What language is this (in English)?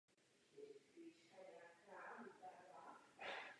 Czech